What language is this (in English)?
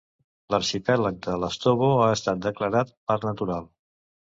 Catalan